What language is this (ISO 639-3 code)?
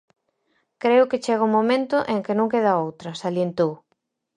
glg